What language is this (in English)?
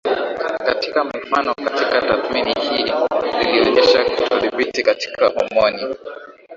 Swahili